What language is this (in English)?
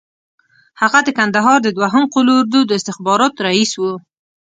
Pashto